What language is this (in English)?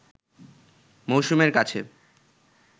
Bangla